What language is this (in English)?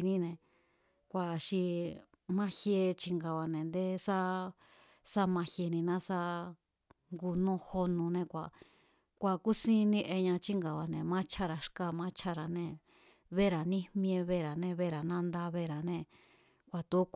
Mazatlán Mazatec